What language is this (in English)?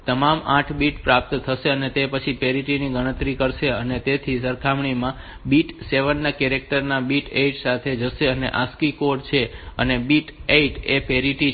Gujarati